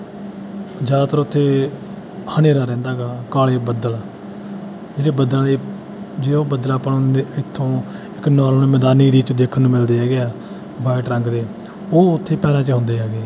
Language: Punjabi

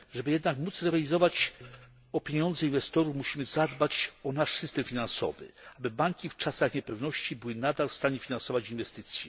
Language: Polish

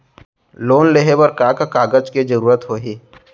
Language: Chhattisgarhi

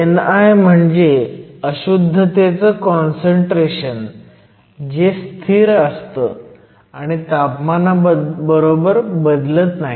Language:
Marathi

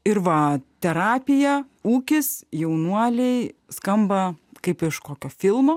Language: Lithuanian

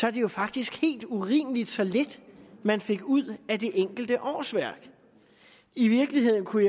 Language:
Danish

